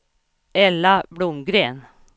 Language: Swedish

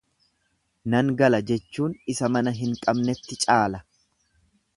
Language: Oromo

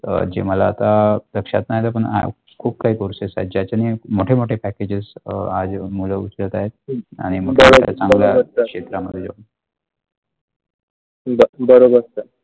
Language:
Marathi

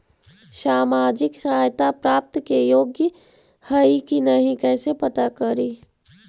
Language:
Magahi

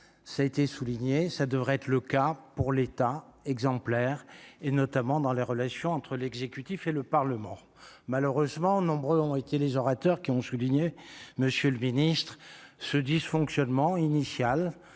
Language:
French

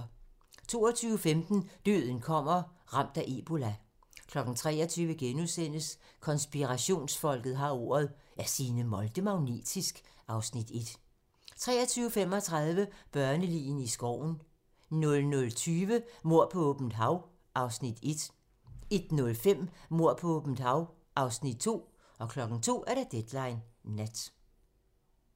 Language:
Danish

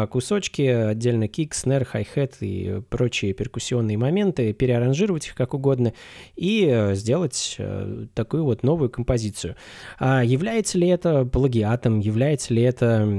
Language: Russian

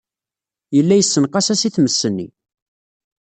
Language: Kabyle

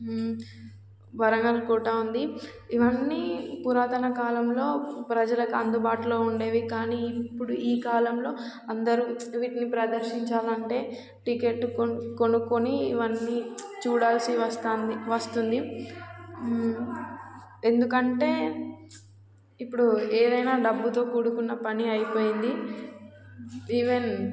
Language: Telugu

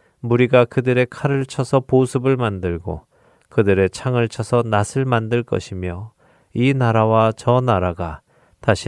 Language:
Korean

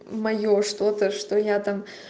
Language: Russian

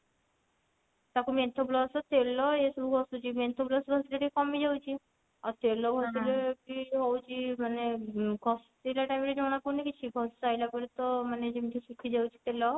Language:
Odia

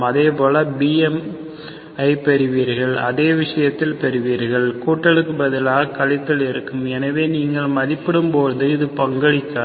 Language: Tamil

